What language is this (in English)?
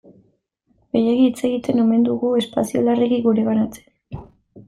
Basque